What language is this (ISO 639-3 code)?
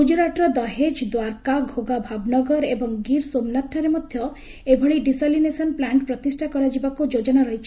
ori